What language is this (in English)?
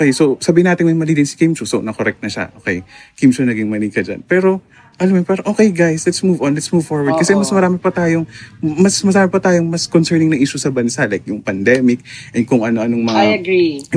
Filipino